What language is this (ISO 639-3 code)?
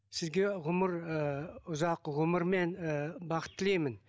kaz